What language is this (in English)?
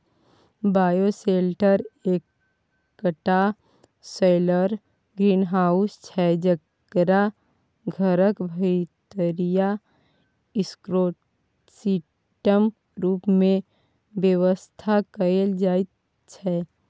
Maithili